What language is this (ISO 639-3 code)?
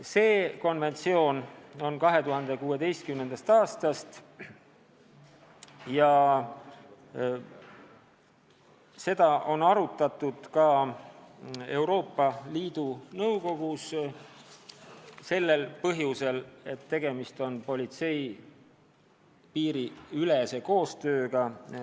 est